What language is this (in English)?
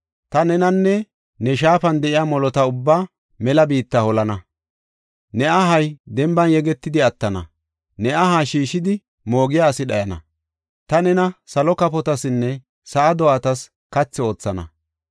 Gofa